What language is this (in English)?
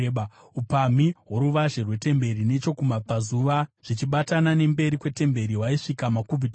Shona